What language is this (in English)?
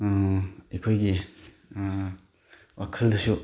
Manipuri